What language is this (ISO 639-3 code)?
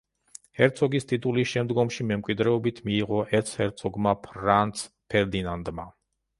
kat